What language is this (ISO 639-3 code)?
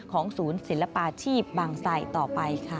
tha